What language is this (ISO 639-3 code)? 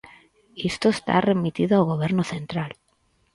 glg